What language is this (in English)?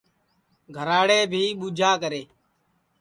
Sansi